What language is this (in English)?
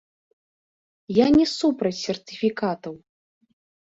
Belarusian